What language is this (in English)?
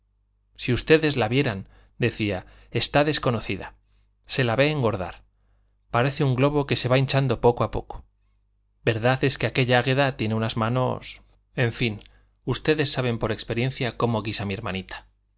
Spanish